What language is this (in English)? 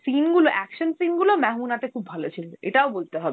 Bangla